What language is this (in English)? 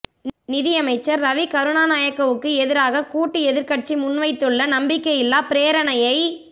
Tamil